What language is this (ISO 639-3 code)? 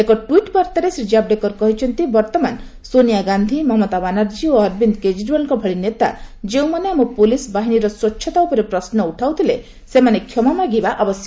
ori